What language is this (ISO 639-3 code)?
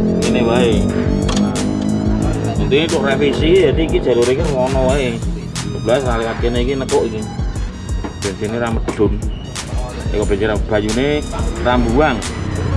ind